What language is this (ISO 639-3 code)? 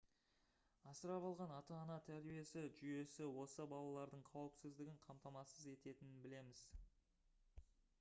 kaz